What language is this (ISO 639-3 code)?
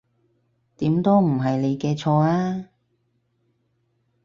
yue